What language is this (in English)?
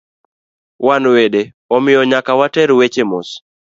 Luo (Kenya and Tanzania)